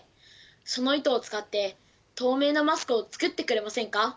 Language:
Japanese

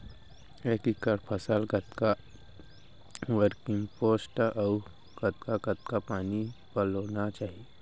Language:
Chhattisgarhi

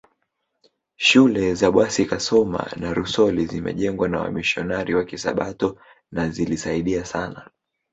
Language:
Swahili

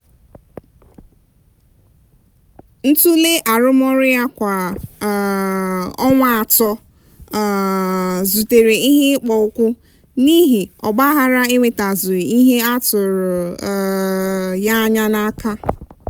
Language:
Igbo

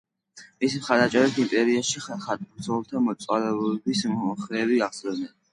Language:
Georgian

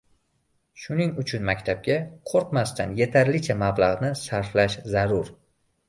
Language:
Uzbek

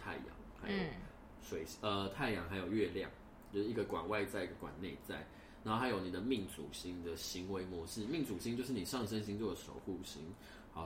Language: Chinese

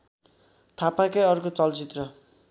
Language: Nepali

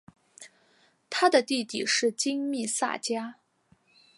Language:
Chinese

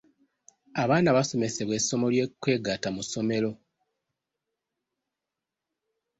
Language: Ganda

